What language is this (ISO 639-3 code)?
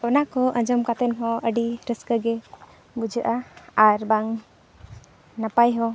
sat